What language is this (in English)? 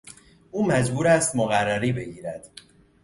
Persian